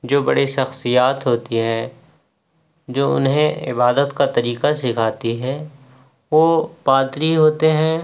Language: Urdu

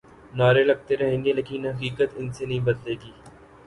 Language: Urdu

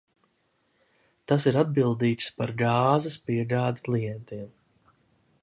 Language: Latvian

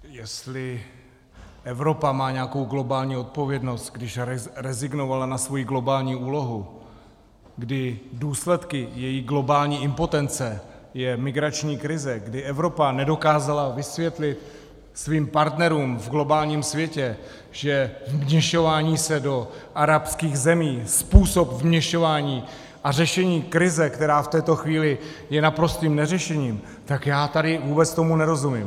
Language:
Czech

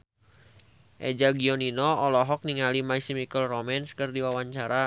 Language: Sundanese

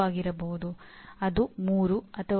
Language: Kannada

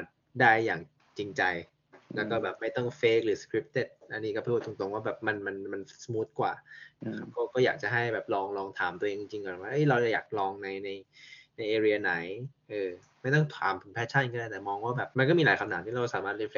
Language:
Thai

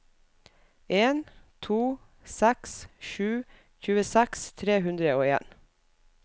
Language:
Norwegian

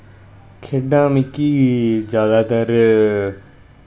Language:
Dogri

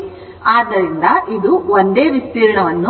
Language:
Kannada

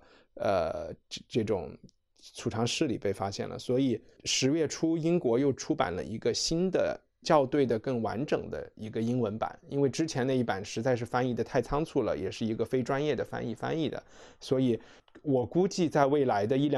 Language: Chinese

